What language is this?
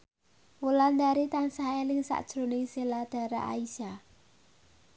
Javanese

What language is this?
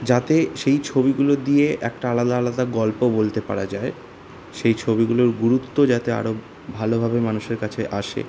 Bangla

